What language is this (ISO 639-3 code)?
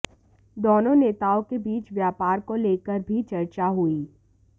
hin